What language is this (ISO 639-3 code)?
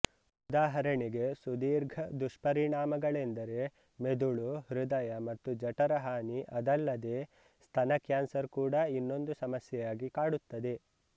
kan